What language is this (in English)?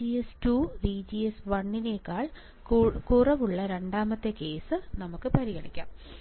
Malayalam